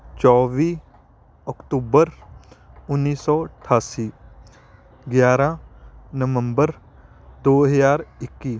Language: Punjabi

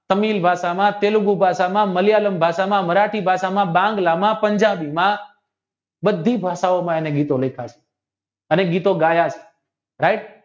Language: Gujarati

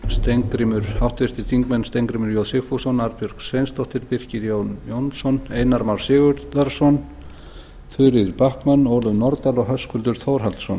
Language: Icelandic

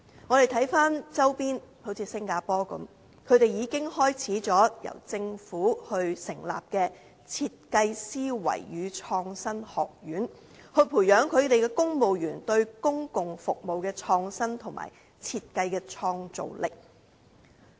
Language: Cantonese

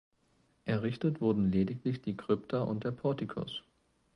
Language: German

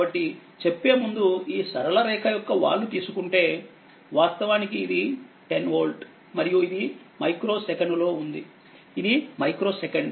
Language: Telugu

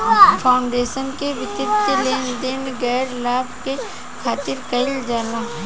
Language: Bhojpuri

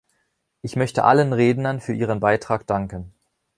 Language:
German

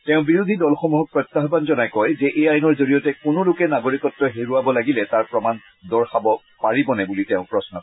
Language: Assamese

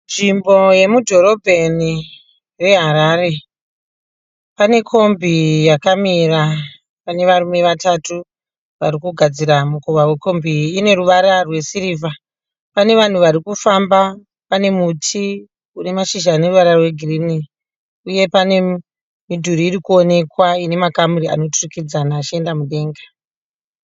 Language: Shona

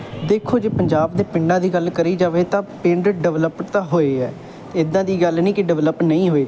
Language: Punjabi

